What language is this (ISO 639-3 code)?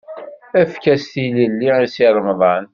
kab